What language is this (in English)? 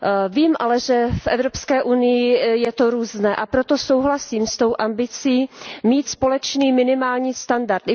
Czech